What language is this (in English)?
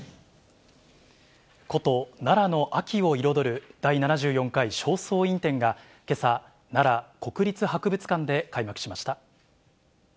Japanese